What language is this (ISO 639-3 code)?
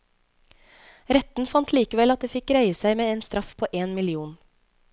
nor